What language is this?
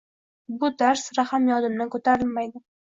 Uzbek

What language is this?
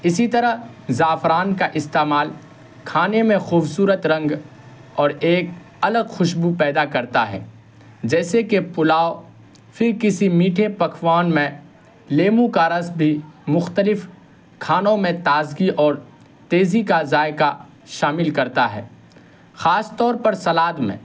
Urdu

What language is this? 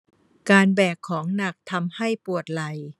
Thai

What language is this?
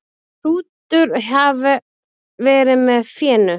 Icelandic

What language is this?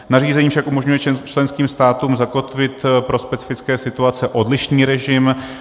Czech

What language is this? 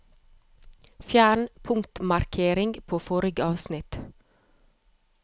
Norwegian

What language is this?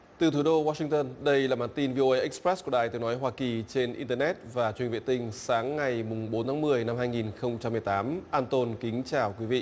Vietnamese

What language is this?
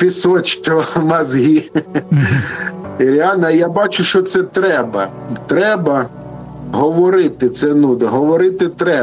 Ukrainian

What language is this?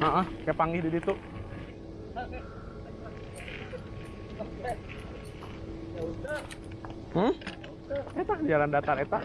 Indonesian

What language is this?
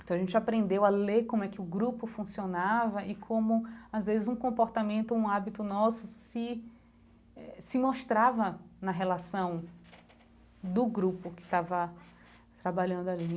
Portuguese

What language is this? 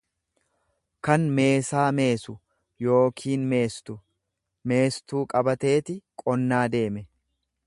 Oromo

